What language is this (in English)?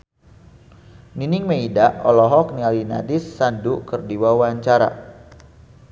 Sundanese